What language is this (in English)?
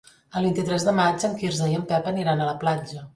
Catalan